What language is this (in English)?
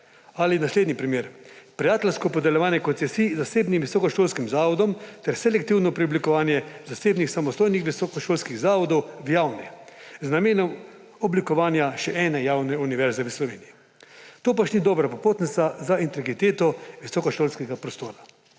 Slovenian